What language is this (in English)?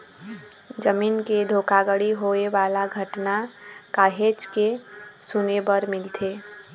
Chhattisgarhi